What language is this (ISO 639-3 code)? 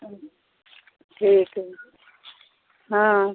mai